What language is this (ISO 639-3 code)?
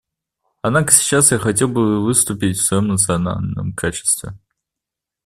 rus